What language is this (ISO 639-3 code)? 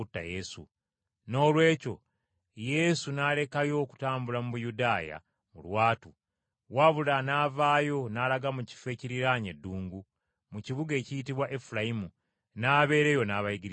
lug